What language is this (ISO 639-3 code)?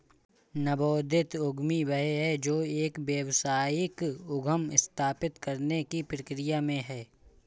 hin